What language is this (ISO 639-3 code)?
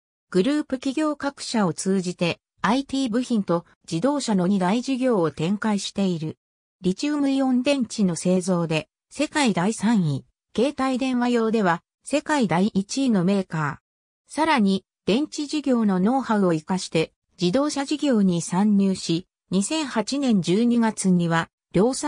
jpn